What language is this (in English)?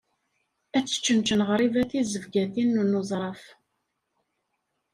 Kabyle